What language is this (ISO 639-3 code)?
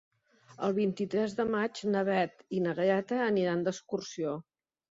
cat